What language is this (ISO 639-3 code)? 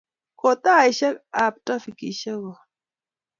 kln